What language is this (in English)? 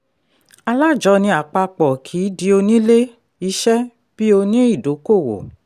Yoruba